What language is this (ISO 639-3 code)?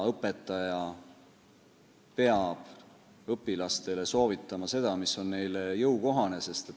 est